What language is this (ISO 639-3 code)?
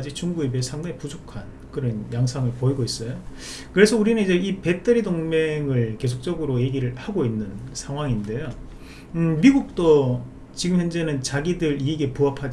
kor